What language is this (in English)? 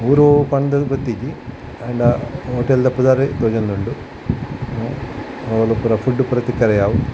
Tulu